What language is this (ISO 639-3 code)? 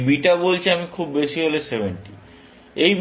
ben